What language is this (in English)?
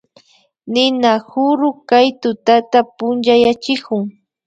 Imbabura Highland Quichua